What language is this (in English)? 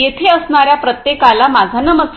Marathi